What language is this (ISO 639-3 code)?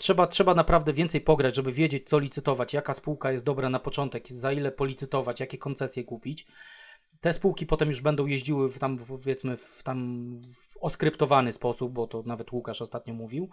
pol